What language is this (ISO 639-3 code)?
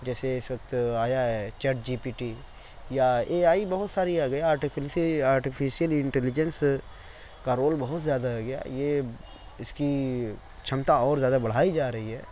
urd